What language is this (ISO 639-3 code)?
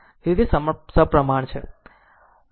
guj